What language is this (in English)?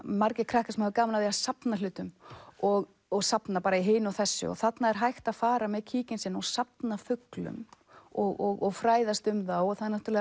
Icelandic